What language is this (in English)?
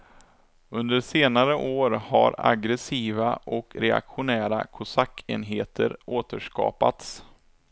Swedish